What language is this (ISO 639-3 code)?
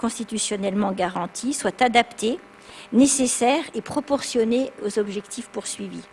fra